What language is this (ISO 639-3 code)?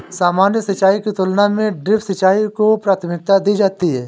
hin